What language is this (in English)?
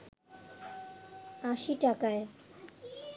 Bangla